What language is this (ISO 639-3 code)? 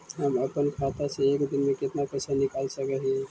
mag